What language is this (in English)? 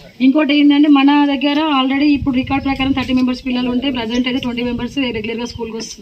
Telugu